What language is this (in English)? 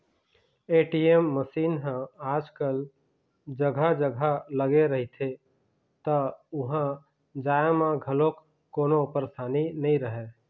Chhattisgarhi